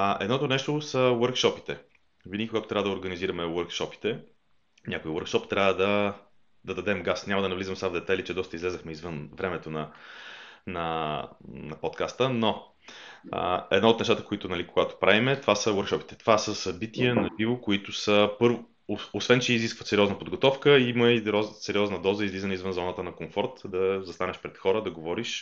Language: Bulgarian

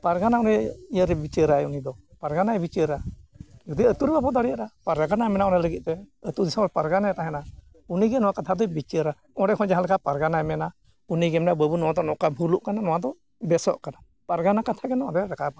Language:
Santali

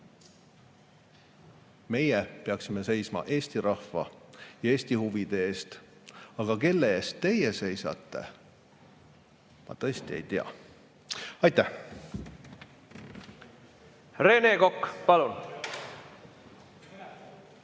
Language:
Estonian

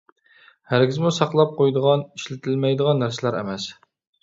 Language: Uyghur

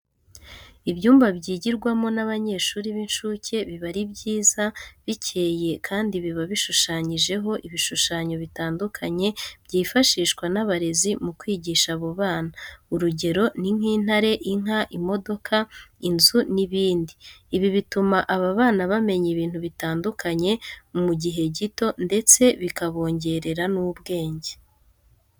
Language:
Kinyarwanda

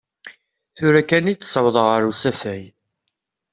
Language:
Kabyle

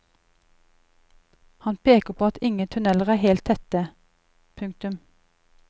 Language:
Norwegian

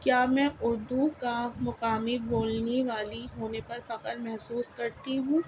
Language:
Urdu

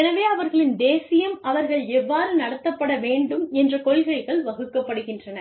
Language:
Tamil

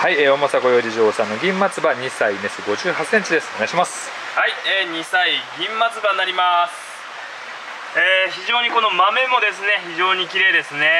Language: Japanese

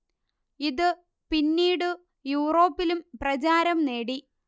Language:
Malayalam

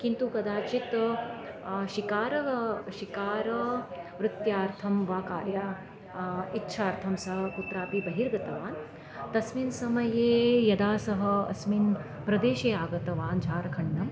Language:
Sanskrit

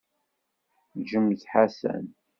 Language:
Kabyle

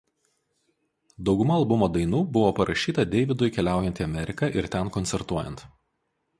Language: Lithuanian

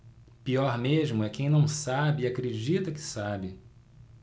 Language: Portuguese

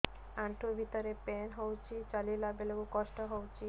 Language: Odia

